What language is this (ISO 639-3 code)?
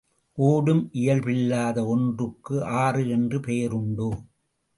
tam